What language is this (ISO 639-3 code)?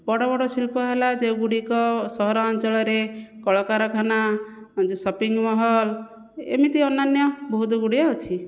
ori